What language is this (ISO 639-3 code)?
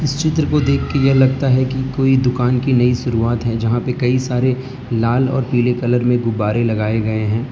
hin